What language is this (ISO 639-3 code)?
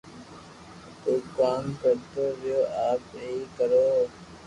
lrk